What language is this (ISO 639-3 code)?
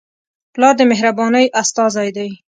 pus